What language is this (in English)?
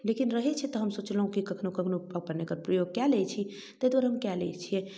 Maithili